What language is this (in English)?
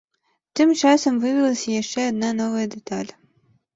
Belarusian